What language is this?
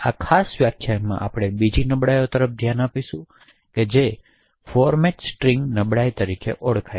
Gujarati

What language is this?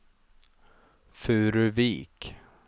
Swedish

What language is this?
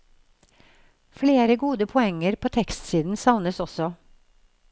Norwegian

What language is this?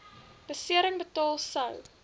Afrikaans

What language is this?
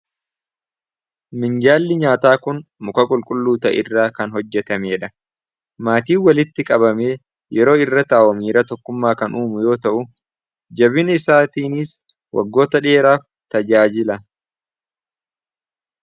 Oromo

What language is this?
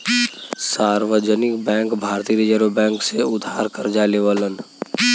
Bhojpuri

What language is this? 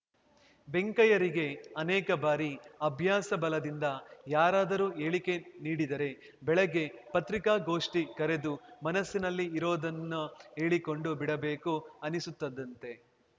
Kannada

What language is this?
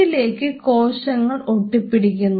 Malayalam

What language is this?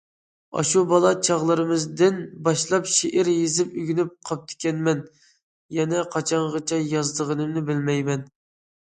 Uyghur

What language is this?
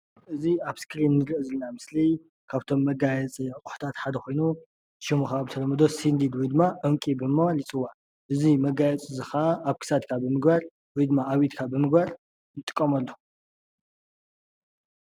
Tigrinya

